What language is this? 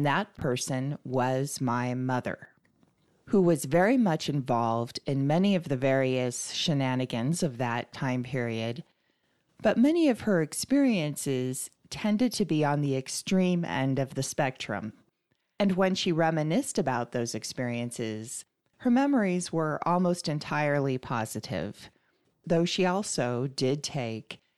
English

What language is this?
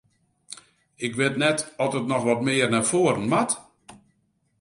Western Frisian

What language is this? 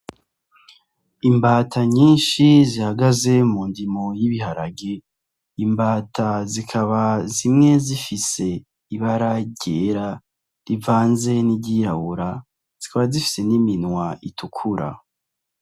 Rundi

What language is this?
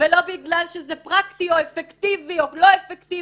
Hebrew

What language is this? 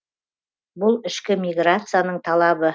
Kazakh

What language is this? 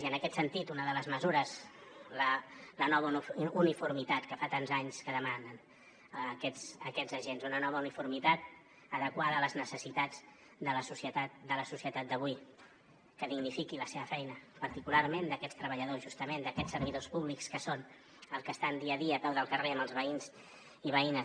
Catalan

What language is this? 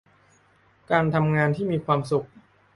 Thai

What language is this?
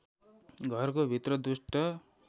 Nepali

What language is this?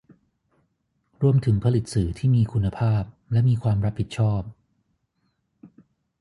Thai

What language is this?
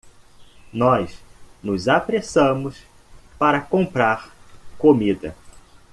Portuguese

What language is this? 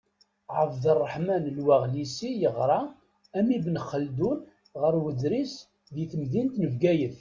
Kabyle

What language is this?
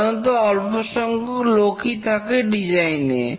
Bangla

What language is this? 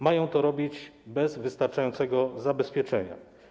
Polish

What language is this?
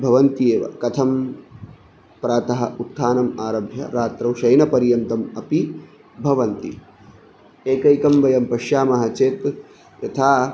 Sanskrit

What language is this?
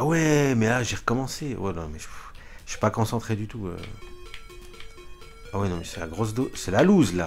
French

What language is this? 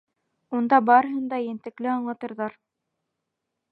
Bashkir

